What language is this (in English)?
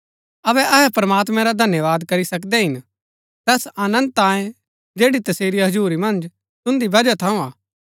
Gaddi